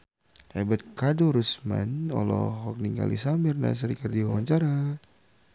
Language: Sundanese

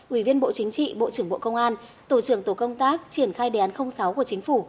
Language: Vietnamese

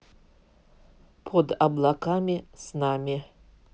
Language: Russian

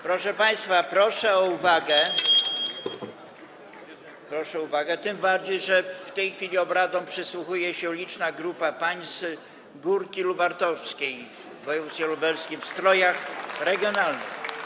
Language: Polish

